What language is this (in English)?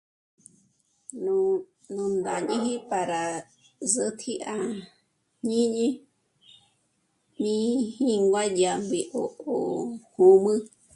Michoacán Mazahua